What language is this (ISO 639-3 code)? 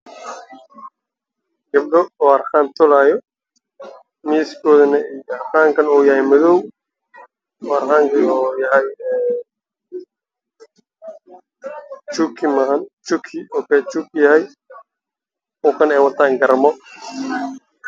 som